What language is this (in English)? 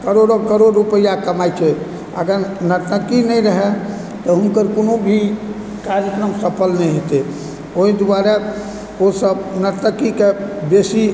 Maithili